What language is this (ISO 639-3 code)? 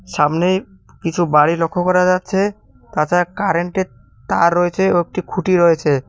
ben